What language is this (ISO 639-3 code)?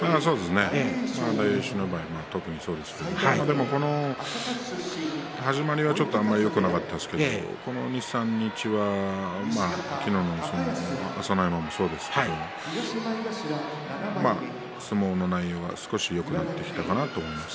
jpn